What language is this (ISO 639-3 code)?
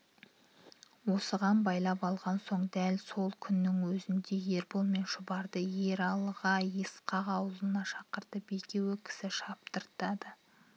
kaz